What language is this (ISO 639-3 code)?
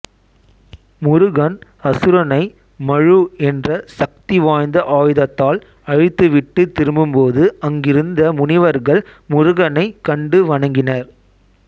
tam